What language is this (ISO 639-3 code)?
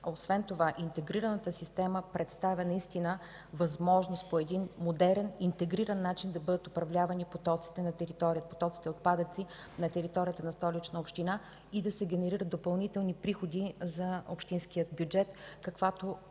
bul